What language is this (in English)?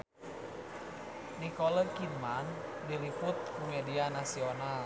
Sundanese